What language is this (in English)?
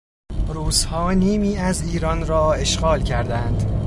Persian